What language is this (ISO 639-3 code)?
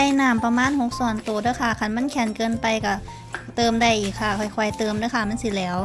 tha